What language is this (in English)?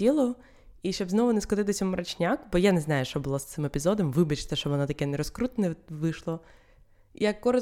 Ukrainian